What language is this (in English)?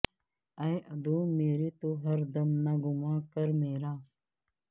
Urdu